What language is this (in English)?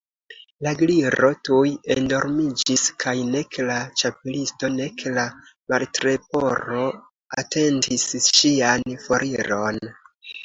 Esperanto